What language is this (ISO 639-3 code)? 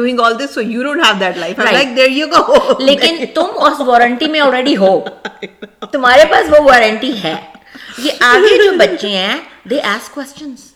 urd